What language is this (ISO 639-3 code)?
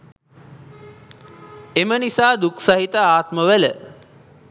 sin